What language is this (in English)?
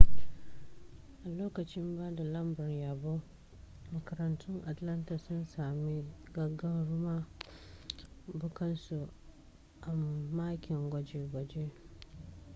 Hausa